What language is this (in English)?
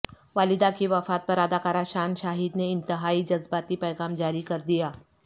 Urdu